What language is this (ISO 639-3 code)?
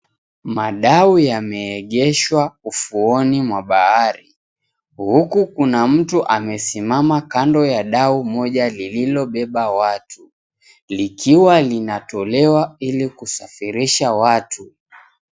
swa